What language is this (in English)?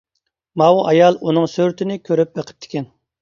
Uyghur